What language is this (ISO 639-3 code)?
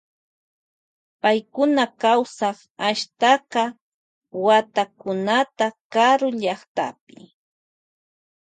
qvj